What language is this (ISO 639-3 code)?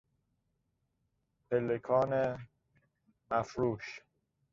fas